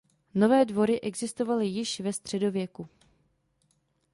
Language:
Czech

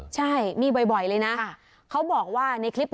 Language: Thai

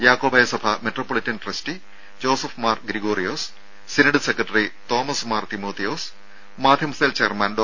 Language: Malayalam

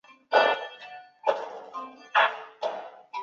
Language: Chinese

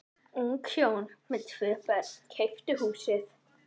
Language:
Icelandic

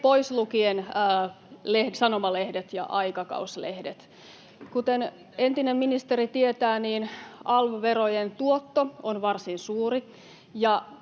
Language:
Finnish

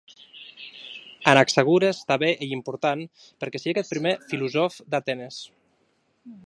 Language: Occitan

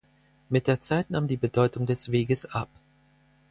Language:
German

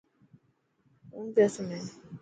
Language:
Dhatki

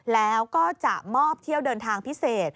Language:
Thai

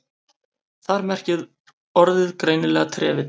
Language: Icelandic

